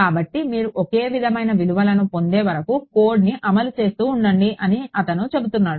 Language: Telugu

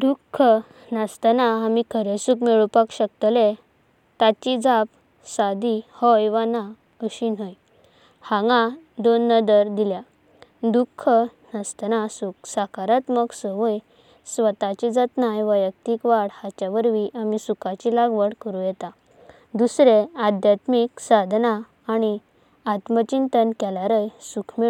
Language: Konkani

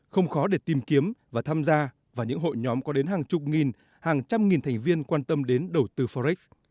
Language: Vietnamese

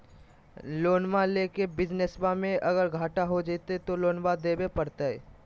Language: Magahi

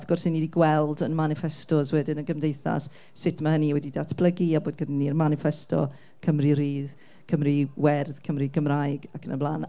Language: Welsh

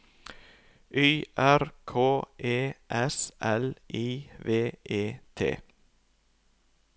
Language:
Norwegian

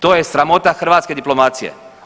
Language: Croatian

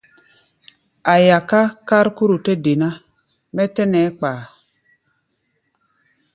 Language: Gbaya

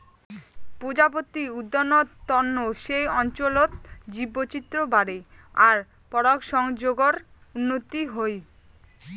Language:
Bangla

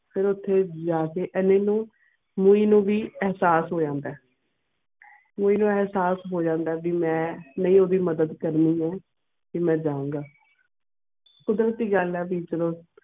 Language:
Punjabi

